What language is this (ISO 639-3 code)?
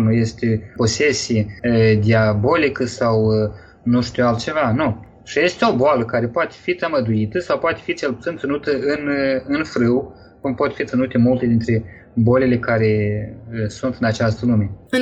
ron